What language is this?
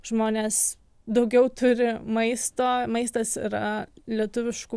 Lithuanian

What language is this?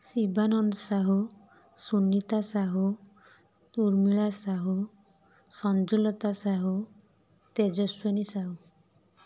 Odia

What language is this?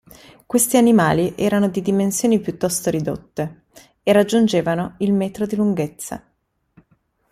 Italian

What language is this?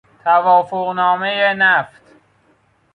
Persian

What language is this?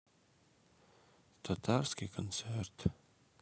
Russian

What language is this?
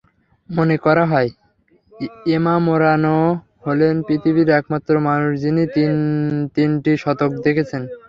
Bangla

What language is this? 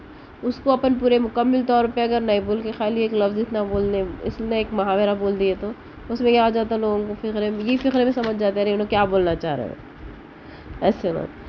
Urdu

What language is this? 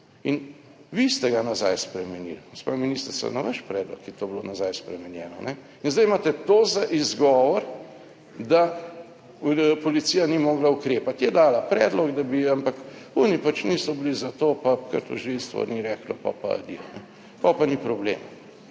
Slovenian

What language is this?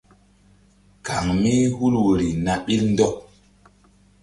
Mbum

